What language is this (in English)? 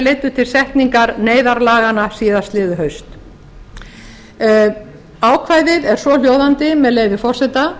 Icelandic